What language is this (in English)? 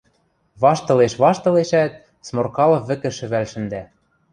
Western Mari